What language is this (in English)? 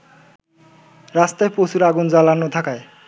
Bangla